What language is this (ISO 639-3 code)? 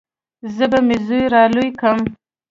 pus